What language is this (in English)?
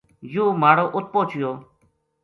Gujari